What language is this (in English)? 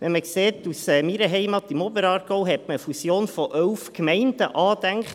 Swiss German